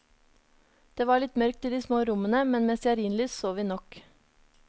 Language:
Norwegian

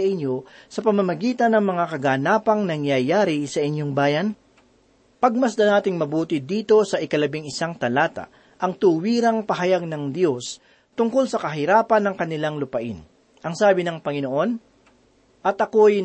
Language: Filipino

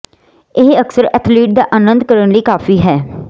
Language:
Punjabi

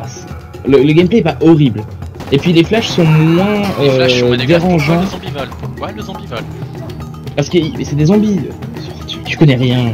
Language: French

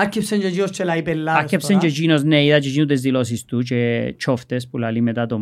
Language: Greek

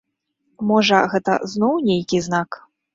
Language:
Belarusian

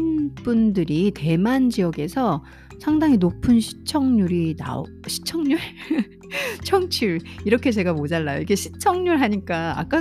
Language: Korean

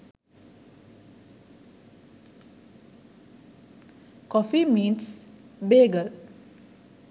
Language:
Sinhala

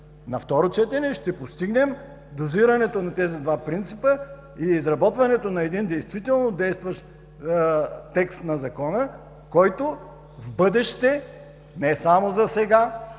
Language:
Bulgarian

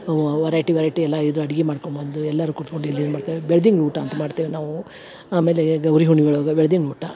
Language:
Kannada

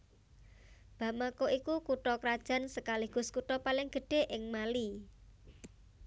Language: Javanese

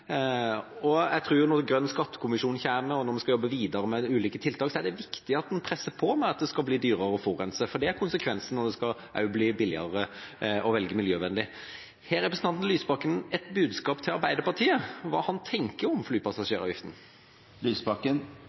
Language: Norwegian Bokmål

